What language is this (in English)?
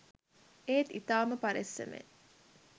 Sinhala